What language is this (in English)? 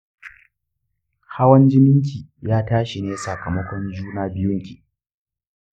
Hausa